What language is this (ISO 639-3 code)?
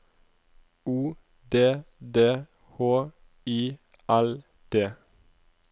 nor